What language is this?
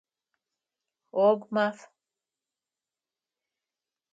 Adyghe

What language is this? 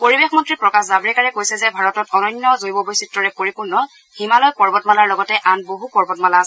Assamese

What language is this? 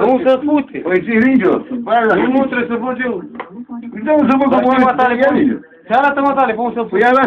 Romanian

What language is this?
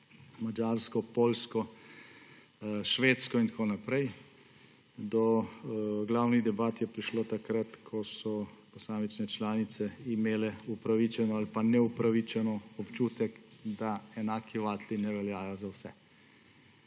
Slovenian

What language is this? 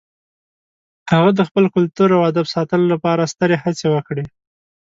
Pashto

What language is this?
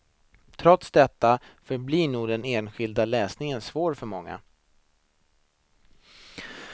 Swedish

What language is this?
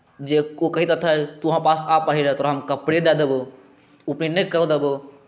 Maithili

